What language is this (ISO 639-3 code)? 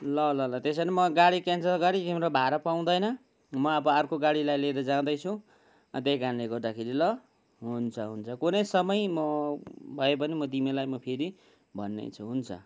nep